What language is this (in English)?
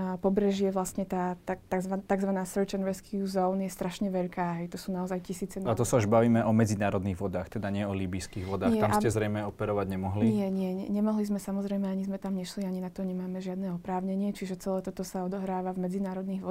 Slovak